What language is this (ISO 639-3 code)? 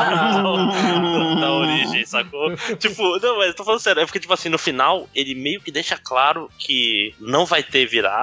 por